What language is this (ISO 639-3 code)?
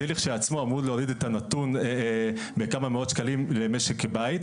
heb